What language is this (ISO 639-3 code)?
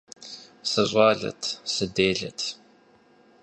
kbd